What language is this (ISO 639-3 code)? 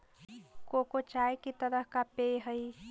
mag